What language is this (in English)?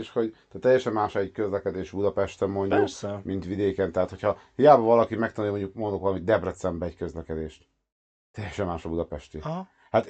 Hungarian